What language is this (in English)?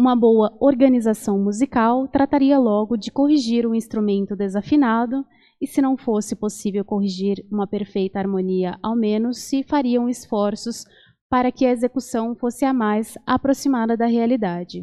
Portuguese